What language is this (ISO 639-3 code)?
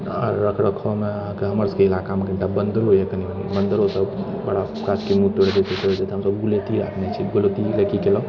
mai